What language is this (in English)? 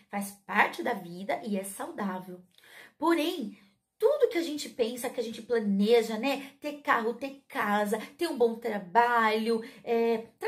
Portuguese